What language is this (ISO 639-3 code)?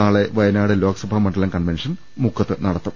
mal